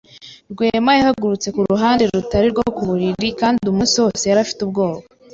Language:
Kinyarwanda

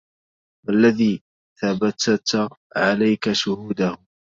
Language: Arabic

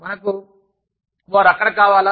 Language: Telugu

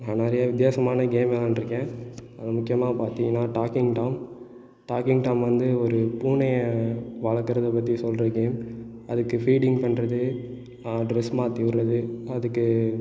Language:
Tamil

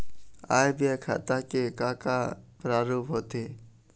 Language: Chhattisgarhi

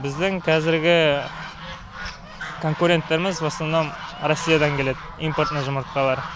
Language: Kazakh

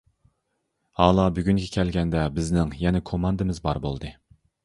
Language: Uyghur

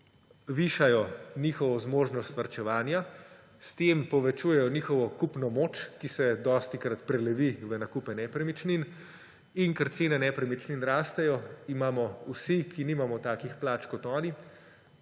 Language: Slovenian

